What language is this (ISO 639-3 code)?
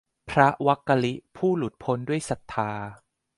tha